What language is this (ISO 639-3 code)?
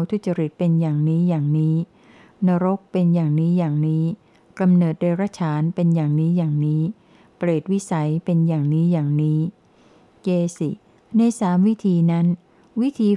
tha